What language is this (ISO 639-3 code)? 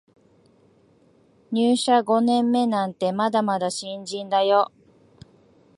jpn